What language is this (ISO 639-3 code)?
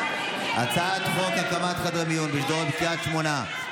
heb